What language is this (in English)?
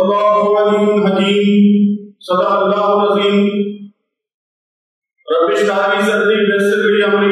Arabic